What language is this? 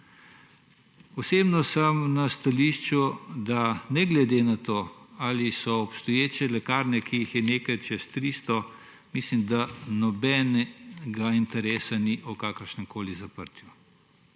Slovenian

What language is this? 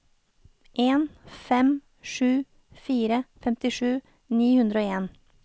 Norwegian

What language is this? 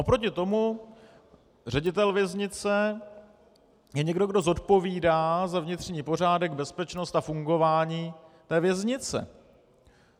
Czech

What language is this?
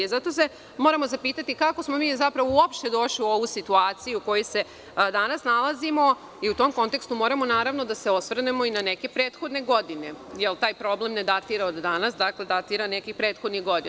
Serbian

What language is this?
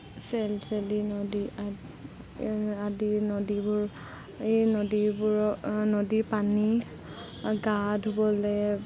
Assamese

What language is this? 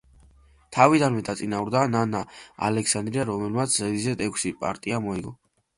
Georgian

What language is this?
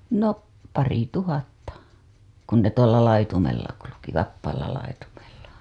Finnish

